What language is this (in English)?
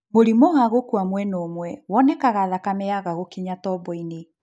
Kikuyu